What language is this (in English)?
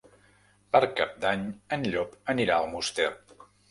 Catalan